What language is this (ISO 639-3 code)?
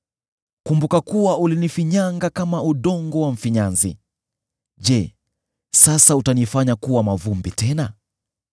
swa